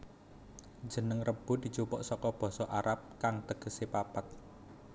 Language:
Javanese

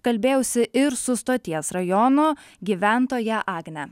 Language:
Lithuanian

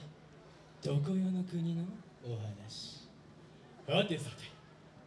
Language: Japanese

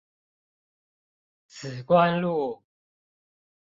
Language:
Chinese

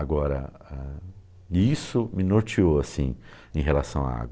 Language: Portuguese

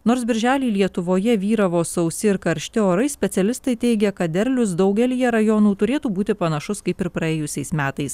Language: Lithuanian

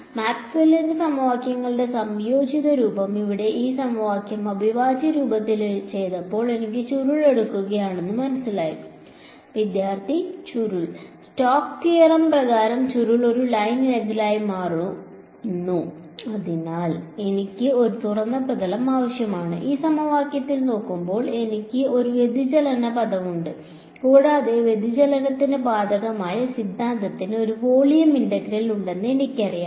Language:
Malayalam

